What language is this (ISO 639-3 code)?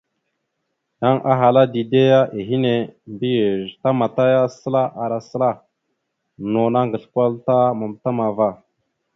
mxu